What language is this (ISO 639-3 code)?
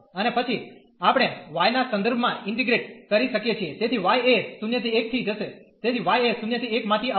guj